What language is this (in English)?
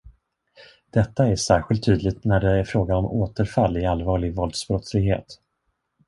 Swedish